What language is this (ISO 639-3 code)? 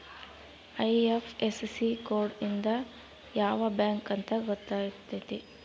kan